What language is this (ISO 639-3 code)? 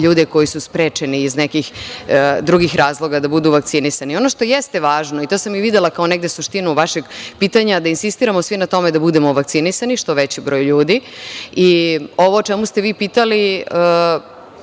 srp